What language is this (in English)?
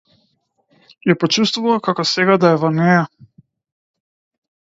Macedonian